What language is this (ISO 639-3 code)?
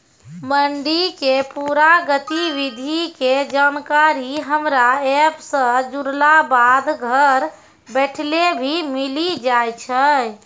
mai